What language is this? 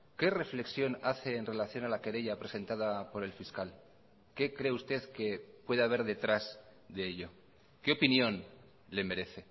Spanish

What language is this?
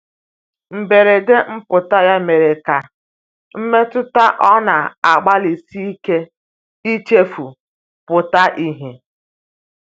Igbo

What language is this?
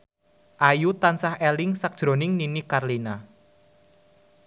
Javanese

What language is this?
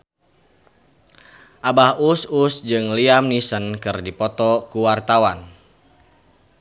Sundanese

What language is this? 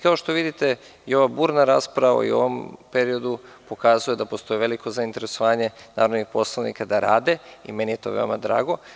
Serbian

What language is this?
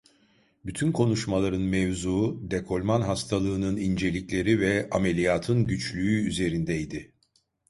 Turkish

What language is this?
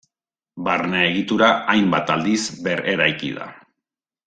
Basque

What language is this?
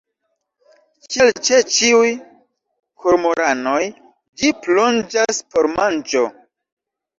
Esperanto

